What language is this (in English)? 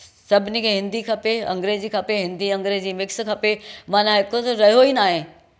Sindhi